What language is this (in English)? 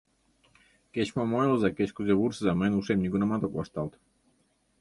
Mari